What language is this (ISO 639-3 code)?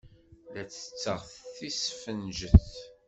kab